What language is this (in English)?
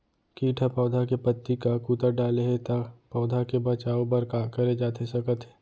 Chhattisgarhi